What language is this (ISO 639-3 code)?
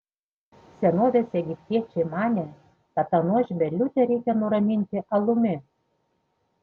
lit